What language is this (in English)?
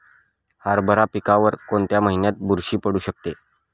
Marathi